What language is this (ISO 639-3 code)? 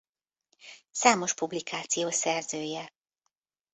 hun